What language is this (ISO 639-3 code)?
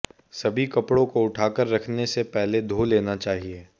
hin